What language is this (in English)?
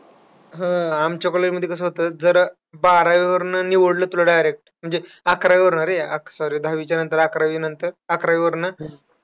Marathi